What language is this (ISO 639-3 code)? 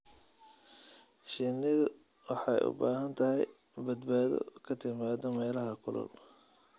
som